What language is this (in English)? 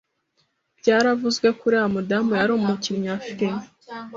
Kinyarwanda